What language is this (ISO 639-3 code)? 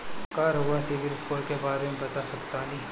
bho